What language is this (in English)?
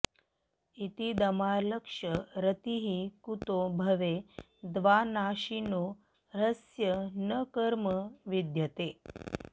Sanskrit